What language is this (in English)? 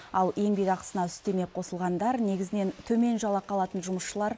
Kazakh